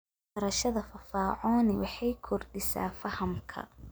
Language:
Somali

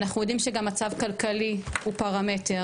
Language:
Hebrew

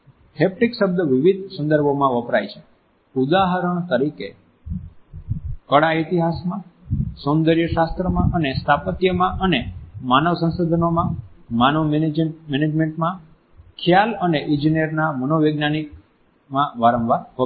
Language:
Gujarati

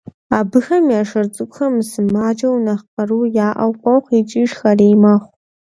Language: Kabardian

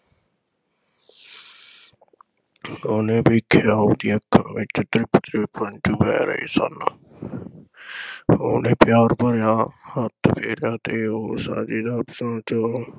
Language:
Punjabi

